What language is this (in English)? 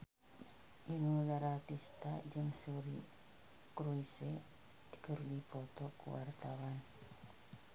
Sundanese